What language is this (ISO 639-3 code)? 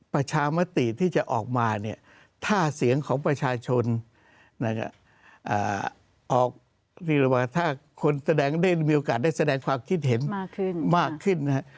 tha